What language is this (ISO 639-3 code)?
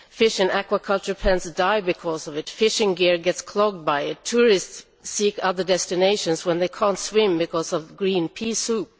eng